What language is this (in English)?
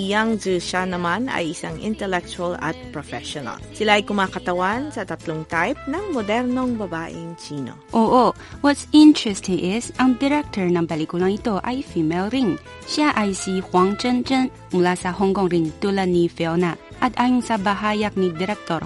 Filipino